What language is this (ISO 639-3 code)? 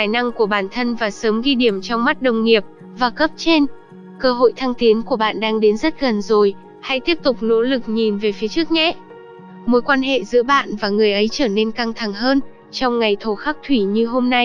vie